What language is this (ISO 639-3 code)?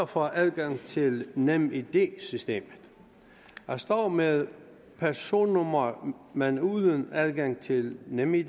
dan